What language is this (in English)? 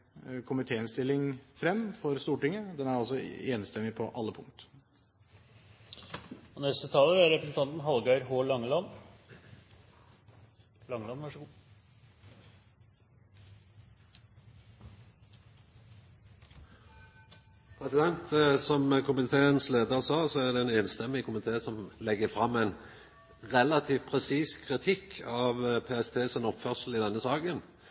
Norwegian